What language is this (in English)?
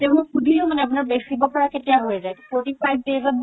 Assamese